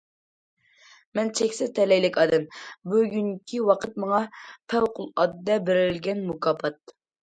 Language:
Uyghur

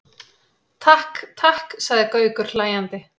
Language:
Icelandic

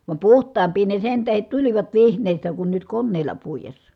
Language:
Finnish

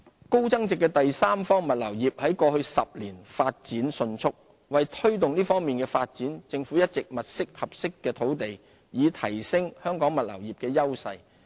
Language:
Cantonese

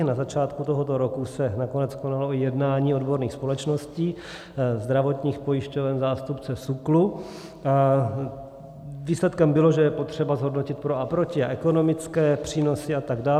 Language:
Czech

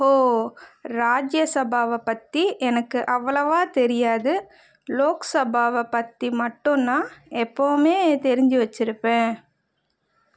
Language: Tamil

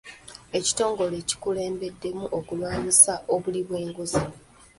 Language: Ganda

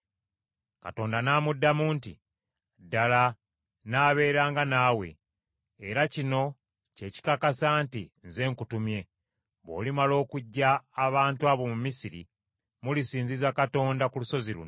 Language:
Ganda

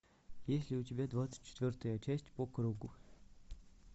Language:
Russian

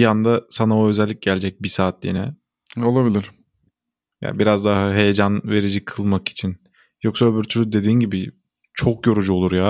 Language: Turkish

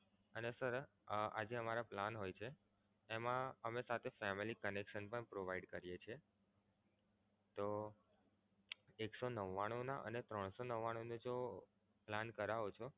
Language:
Gujarati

